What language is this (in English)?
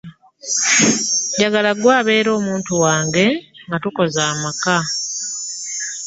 Ganda